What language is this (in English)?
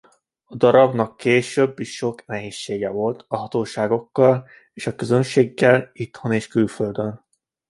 Hungarian